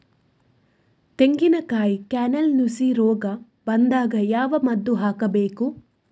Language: Kannada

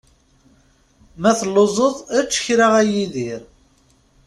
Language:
Kabyle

